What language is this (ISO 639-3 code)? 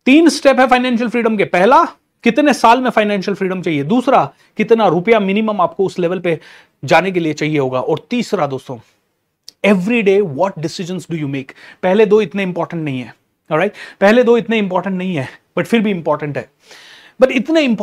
hin